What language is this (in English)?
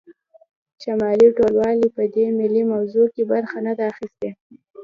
Pashto